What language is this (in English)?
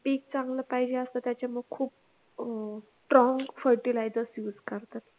Marathi